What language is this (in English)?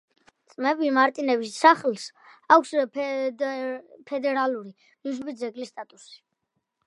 Georgian